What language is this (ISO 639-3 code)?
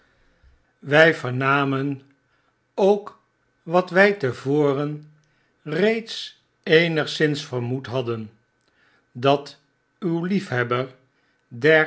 nld